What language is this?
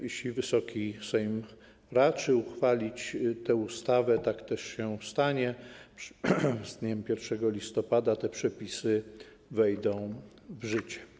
Polish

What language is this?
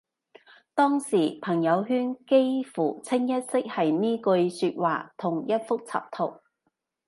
Cantonese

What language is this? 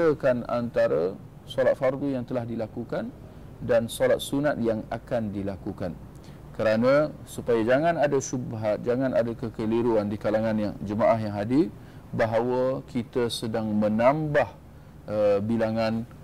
Malay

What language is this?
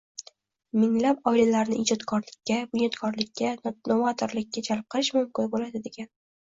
Uzbek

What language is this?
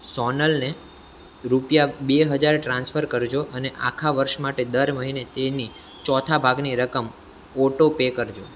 Gujarati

